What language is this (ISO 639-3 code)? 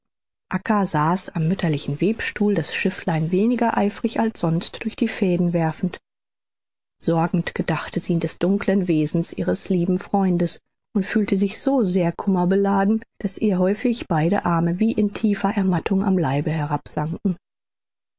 deu